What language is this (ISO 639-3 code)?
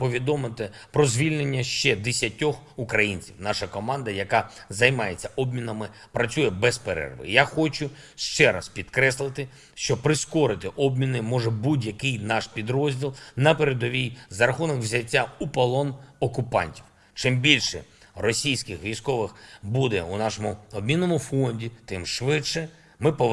ukr